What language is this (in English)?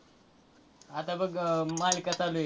Marathi